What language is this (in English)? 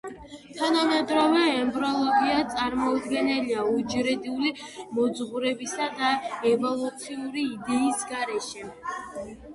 Georgian